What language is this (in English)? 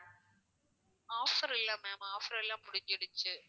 Tamil